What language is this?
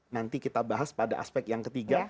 Indonesian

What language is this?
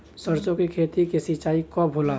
Bhojpuri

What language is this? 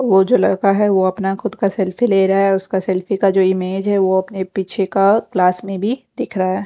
Hindi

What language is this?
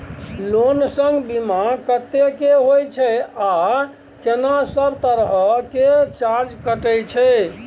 Maithili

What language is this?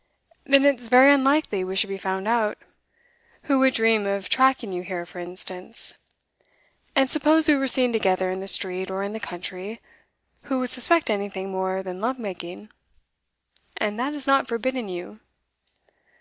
English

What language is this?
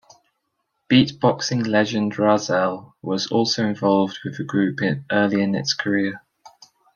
English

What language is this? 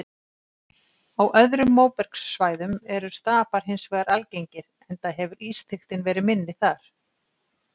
Icelandic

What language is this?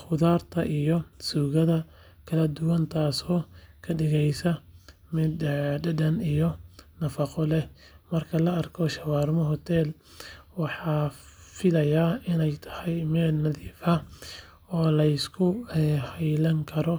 Somali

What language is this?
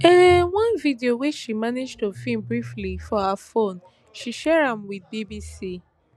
Nigerian Pidgin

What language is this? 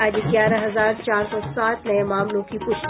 Hindi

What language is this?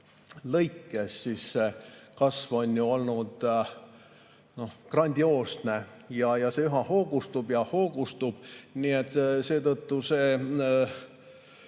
Estonian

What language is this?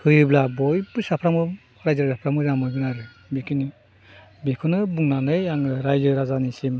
Bodo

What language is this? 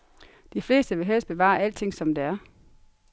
Danish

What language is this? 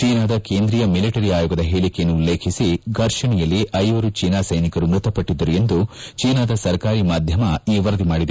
Kannada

